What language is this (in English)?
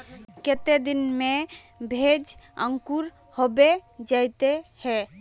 Magahi